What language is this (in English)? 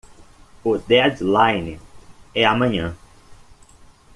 Portuguese